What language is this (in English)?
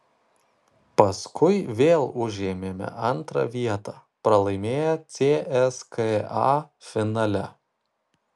Lithuanian